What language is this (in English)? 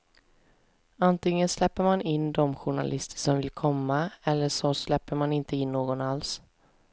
Swedish